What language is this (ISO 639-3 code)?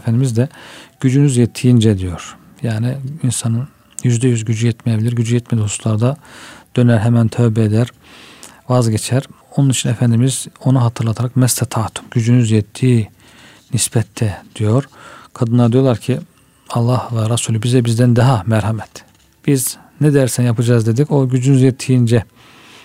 tur